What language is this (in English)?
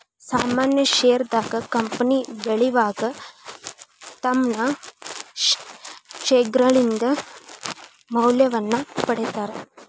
Kannada